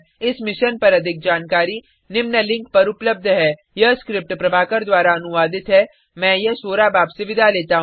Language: Hindi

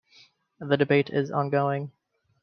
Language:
English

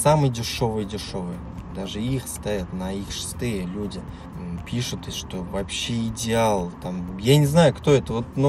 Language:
Russian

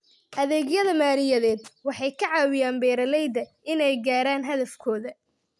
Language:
Somali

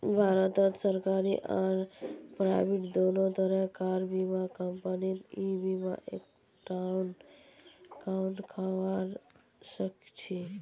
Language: Magahi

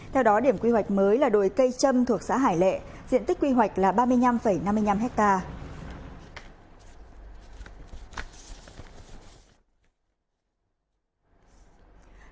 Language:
Vietnamese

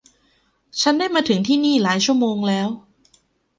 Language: Thai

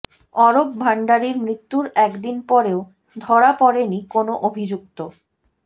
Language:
Bangla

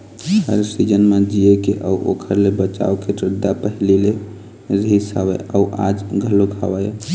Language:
Chhattisgarhi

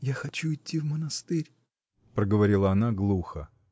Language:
Russian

